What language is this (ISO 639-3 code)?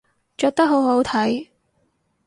yue